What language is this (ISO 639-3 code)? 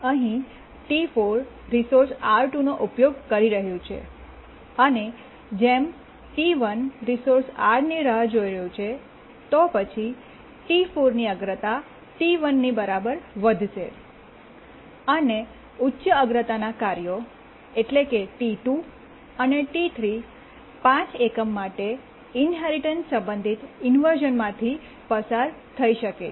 guj